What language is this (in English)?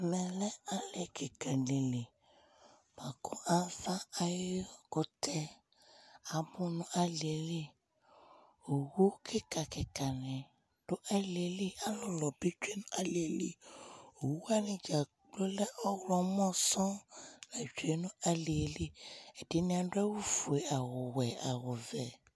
Ikposo